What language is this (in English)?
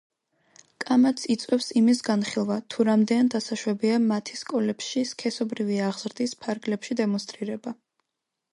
Georgian